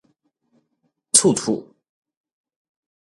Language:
Min Nan Chinese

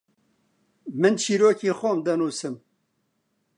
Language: Central Kurdish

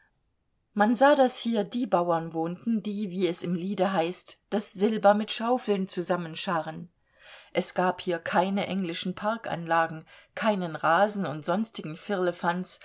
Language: German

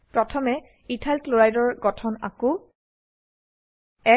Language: Assamese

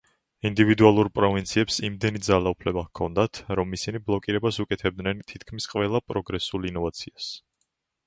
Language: Georgian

